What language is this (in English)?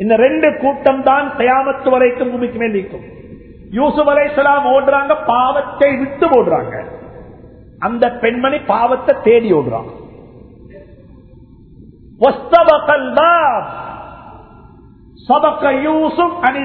Tamil